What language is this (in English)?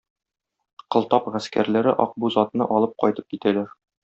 Tatar